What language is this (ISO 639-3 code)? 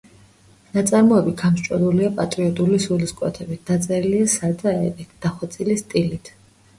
kat